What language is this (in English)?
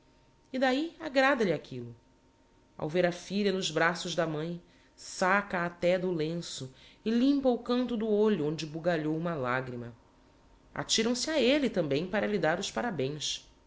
Portuguese